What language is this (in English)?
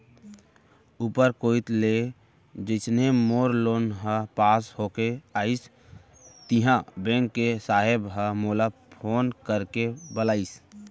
Chhattisgarhi